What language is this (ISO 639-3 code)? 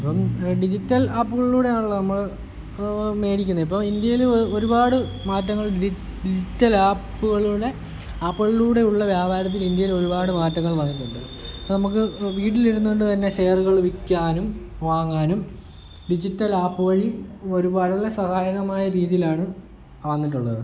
mal